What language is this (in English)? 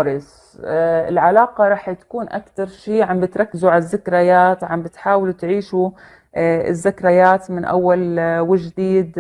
Arabic